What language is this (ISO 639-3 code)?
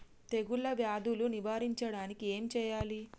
tel